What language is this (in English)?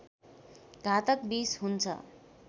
Nepali